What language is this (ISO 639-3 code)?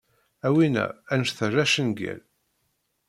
kab